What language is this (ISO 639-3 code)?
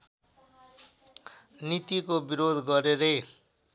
nep